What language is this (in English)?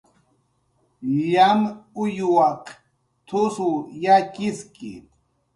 Jaqaru